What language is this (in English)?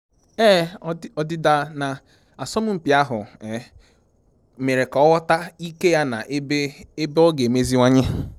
Igbo